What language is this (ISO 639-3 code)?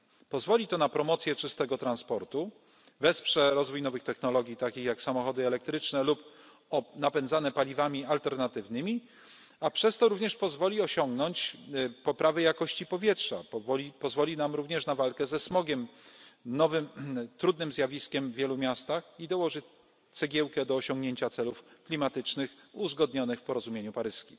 pol